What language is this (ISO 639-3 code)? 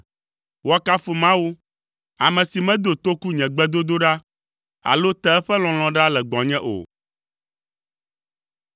ewe